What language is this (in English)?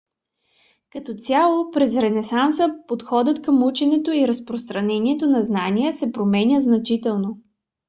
Bulgarian